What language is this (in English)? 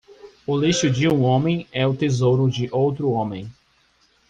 Portuguese